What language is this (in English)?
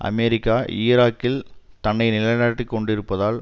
Tamil